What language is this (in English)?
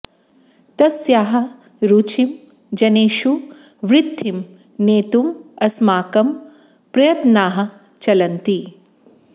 Sanskrit